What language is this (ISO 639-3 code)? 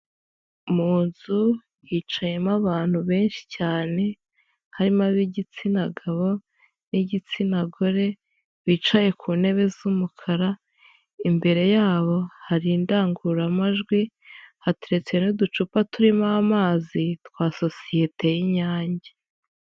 kin